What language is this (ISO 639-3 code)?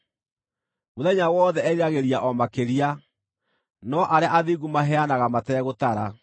kik